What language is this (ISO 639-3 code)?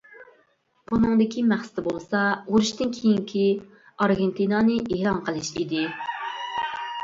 uig